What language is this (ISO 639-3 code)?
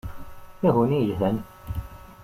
kab